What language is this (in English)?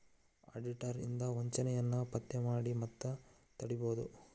Kannada